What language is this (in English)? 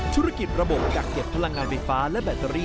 Thai